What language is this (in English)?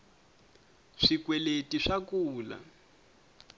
Tsonga